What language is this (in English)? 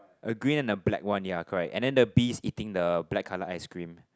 English